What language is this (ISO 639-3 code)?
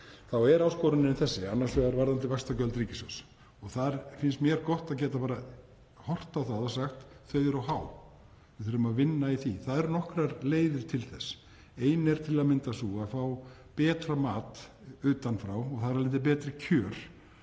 isl